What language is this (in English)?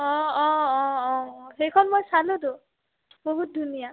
Assamese